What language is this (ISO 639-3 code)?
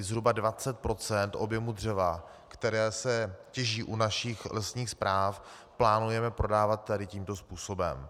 ces